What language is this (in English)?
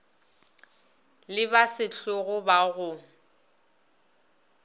Northern Sotho